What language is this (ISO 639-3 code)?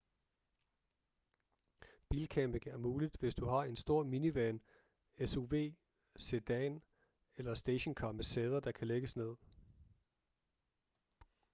dan